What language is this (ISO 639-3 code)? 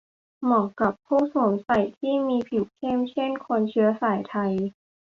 tha